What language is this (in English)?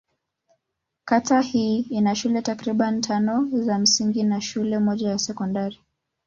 Swahili